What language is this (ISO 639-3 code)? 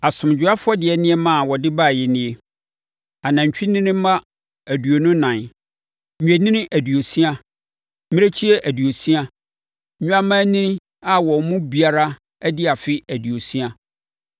aka